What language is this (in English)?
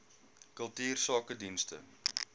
Afrikaans